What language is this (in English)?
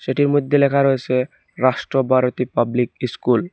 Bangla